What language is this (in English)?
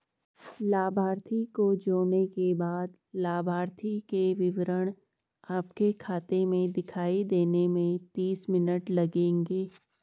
Hindi